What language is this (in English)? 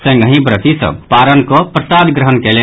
Maithili